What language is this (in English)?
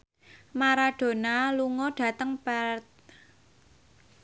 Javanese